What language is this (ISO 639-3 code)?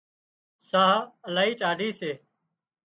kxp